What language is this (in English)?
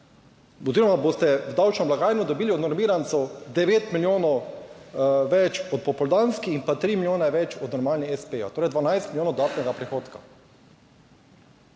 Slovenian